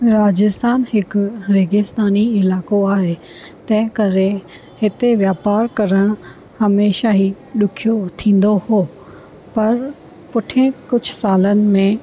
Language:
Sindhi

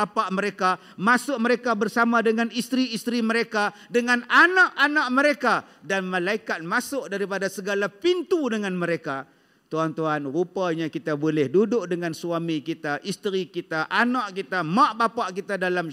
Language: Malay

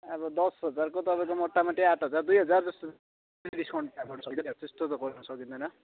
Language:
Nepali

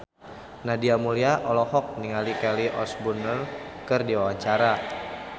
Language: Sundanese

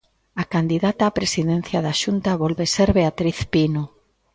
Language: Galician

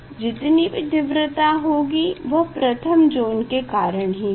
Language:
Hindi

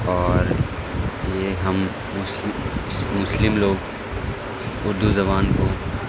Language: Urdu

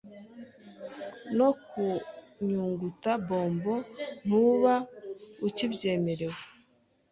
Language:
Kinyarwanda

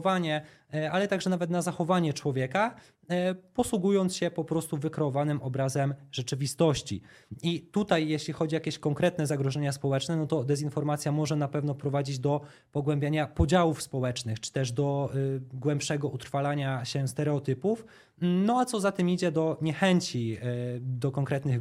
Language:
Polish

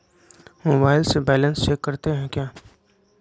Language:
Magahi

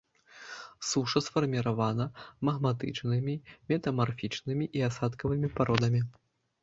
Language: Belarusian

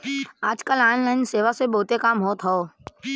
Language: Bhojpuri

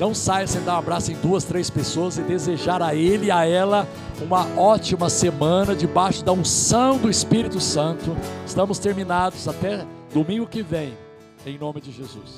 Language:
Portuguese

